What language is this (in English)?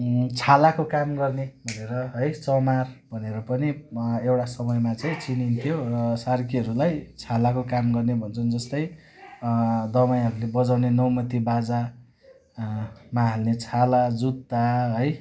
Nepali